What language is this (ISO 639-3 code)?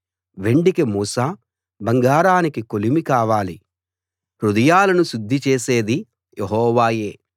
tel